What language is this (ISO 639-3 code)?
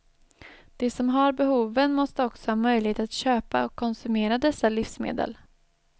swe